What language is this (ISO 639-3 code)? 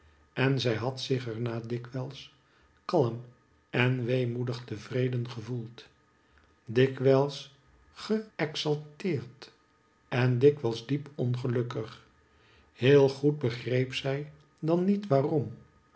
nld